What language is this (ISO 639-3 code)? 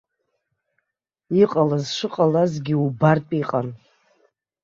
abk